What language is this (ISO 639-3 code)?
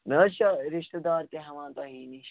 kas